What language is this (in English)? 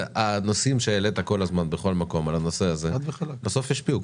Hebrew